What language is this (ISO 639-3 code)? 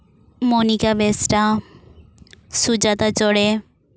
sat